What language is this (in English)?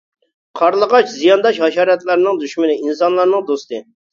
Uyghur